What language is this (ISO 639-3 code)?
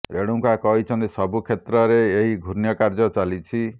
ori